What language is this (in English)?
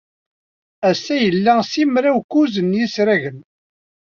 Kabyle